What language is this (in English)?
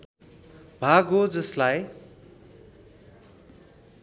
Nepali